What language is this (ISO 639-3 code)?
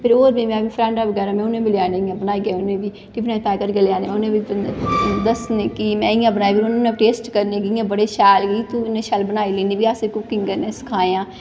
doi